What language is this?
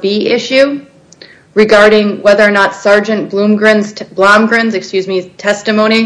English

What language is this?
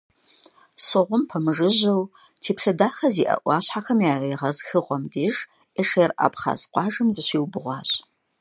Kabardian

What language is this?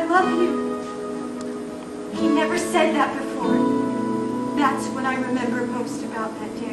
English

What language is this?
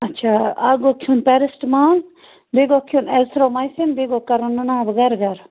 Kashmiri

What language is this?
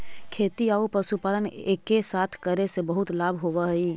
Magahi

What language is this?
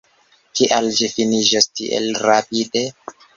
Esperanto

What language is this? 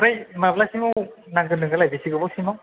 Bodo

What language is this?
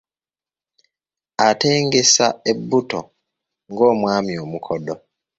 Ganda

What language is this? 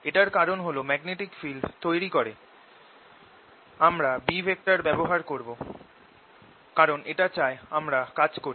Bangla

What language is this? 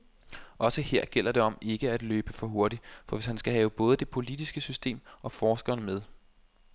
Danish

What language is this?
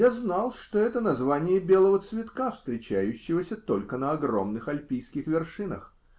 Russian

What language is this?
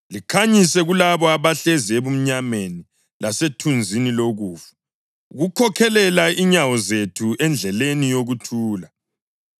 North Ndebele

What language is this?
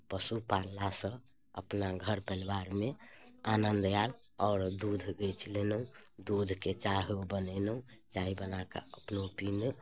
Maithili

